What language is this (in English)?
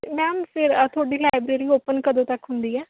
Punjabi